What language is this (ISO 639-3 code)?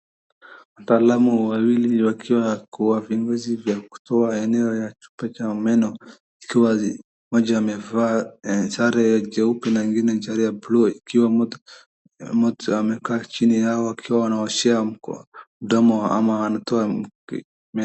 swa